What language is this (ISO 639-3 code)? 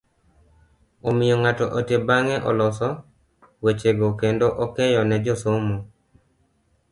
luo